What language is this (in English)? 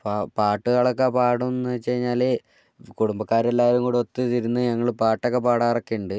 Malayalam